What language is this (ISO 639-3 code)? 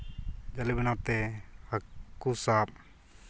sat